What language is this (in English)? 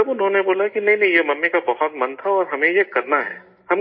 Urdu